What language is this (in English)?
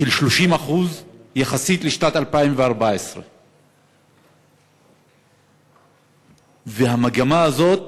Hebrew